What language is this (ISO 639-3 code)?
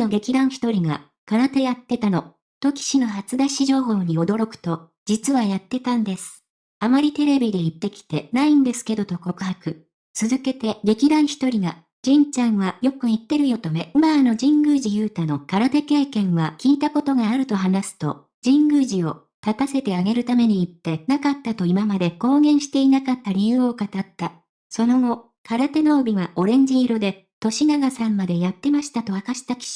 jpn